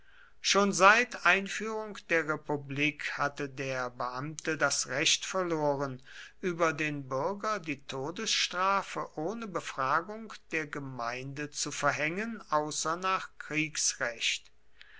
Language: German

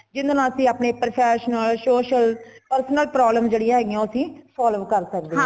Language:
Punjabi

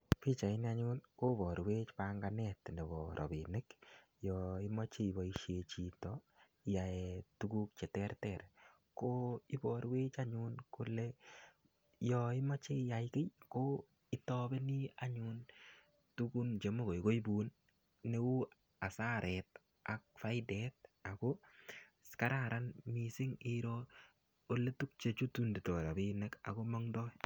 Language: Kalenjin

